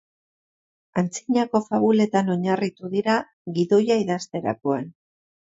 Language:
Basque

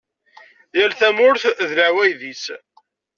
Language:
Kabyle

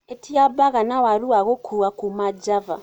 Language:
Kikuyu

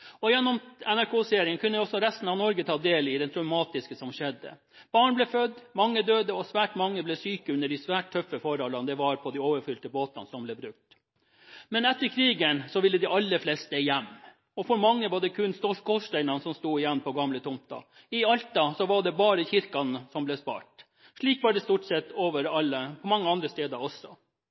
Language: Norwegian Bokmål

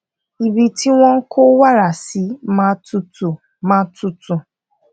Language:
Yoruba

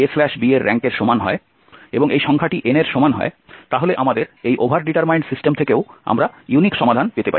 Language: Bangla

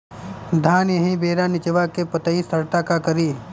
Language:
Bhojpuri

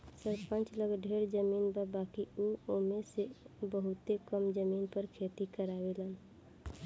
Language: Bhojpuri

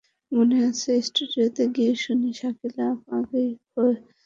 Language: Bangla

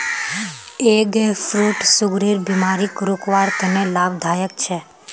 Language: Magahi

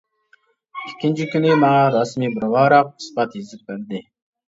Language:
Uyghur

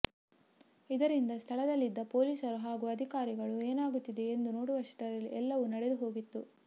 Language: Kannada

